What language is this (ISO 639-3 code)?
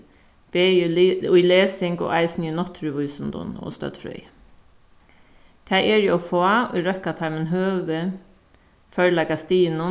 fao